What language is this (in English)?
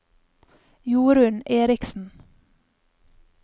Norwegian